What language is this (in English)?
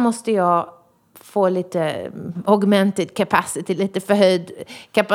Swedish